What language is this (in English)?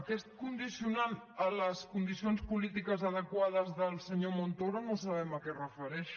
Catalan